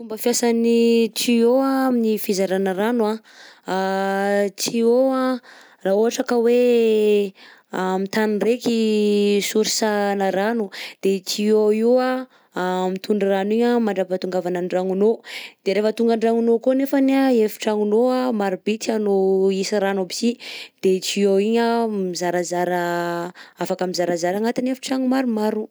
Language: Southern Betsimisaraka Malagasy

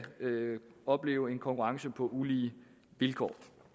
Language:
Danish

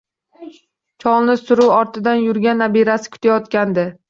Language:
Uzbek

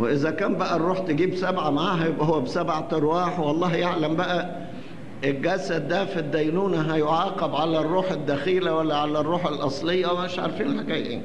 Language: Arabic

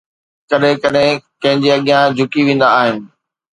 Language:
Sindhi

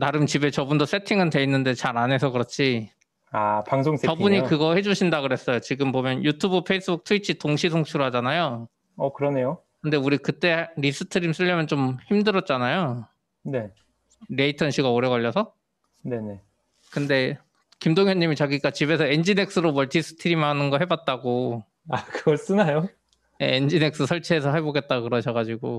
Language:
Korean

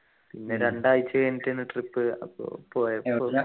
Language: Malayalam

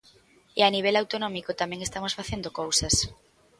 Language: Galician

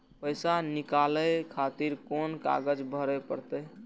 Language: Maithili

